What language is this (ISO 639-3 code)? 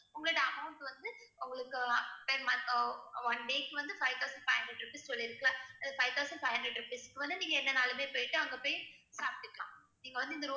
tam